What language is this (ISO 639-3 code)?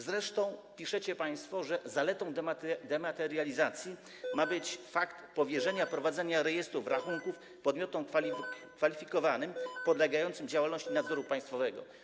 pol